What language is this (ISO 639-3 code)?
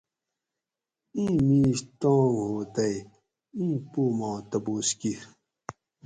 gwc